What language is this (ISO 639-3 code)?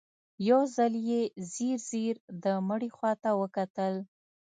pus